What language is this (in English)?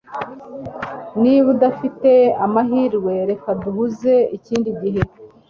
Kinyarwanda